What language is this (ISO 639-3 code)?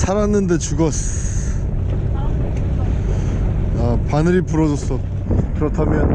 kor